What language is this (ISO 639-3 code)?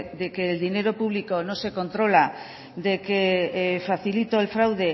spa